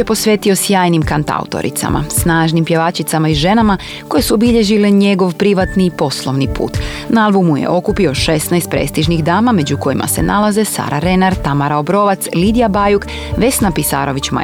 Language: Croatian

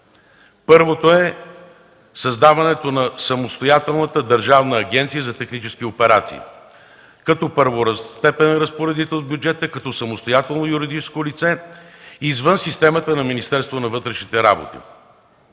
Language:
Bulgarian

